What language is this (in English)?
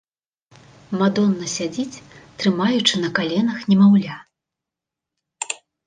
Belarusian